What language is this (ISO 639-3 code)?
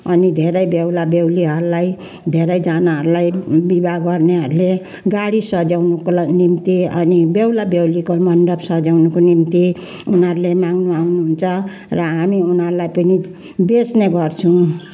nep